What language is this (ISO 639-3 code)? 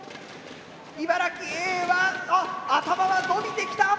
jpn